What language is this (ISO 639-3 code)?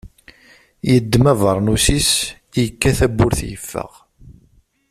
kab